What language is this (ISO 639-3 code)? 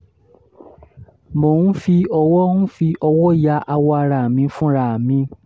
yor